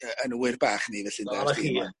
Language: Welsh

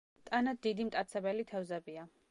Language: Georgian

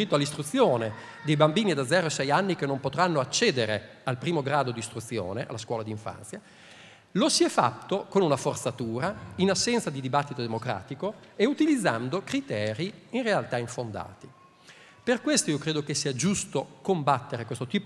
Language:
Italian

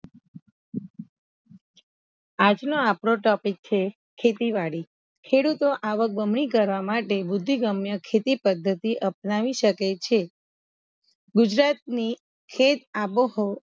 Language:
Gujarati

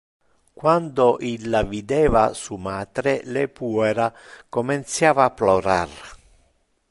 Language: Interlingua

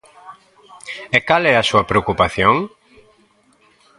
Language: Galician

